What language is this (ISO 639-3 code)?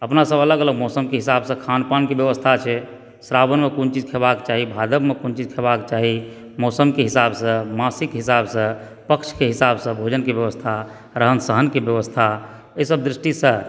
mai